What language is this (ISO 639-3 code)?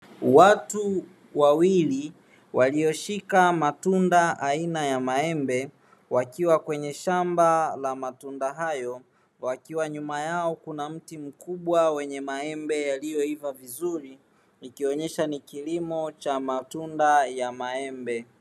swa